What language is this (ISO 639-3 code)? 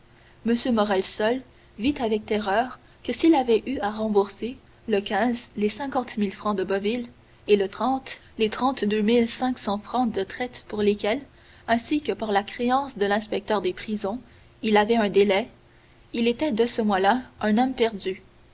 fra